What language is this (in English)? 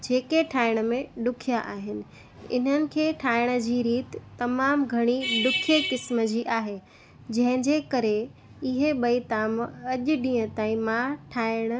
Sindhi